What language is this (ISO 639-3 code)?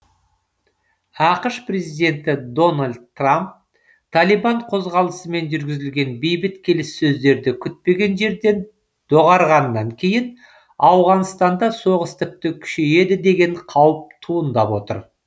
kaz